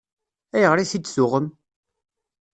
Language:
Kabyle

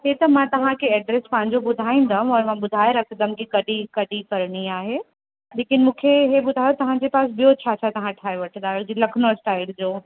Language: Sindhi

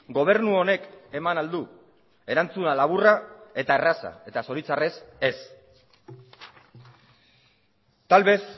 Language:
Basque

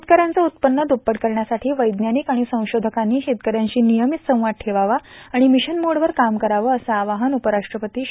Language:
Marathi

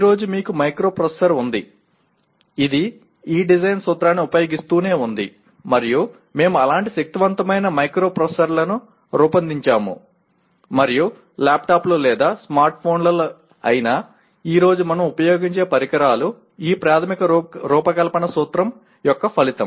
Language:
Telugu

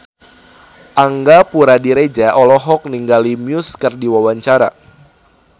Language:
Sundanese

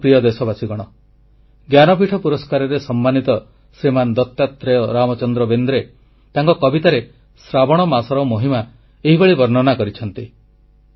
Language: Odia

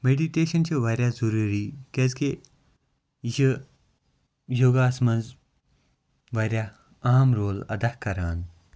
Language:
Kashmiri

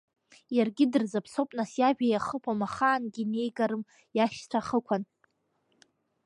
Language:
Abkhazian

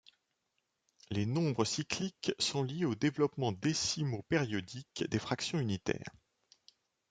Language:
French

